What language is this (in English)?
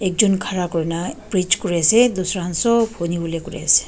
Naga Pidgin